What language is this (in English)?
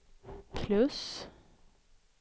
Swedish